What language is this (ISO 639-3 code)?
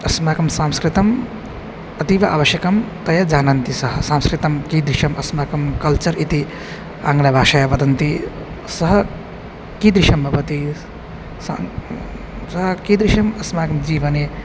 san